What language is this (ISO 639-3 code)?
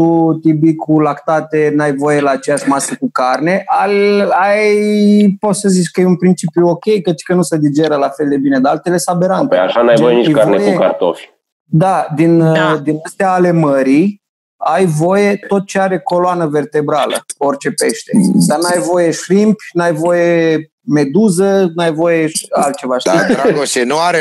ron